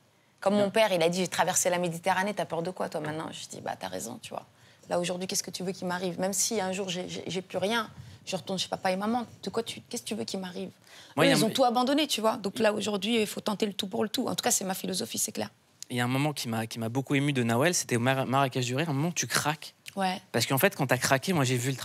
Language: French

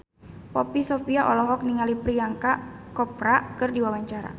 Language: Sundanese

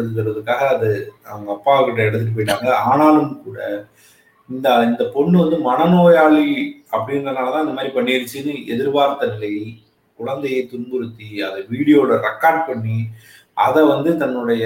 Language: Tamil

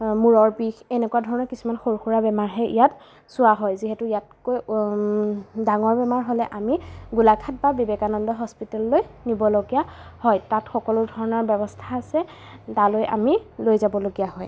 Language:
Assamese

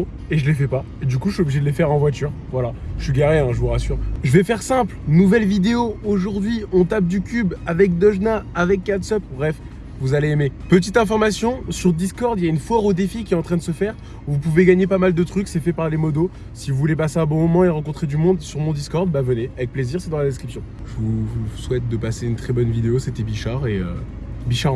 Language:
French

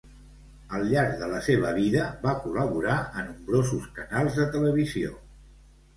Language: Catalan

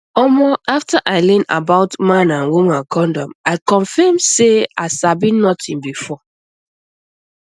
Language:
Nigerian Pidgin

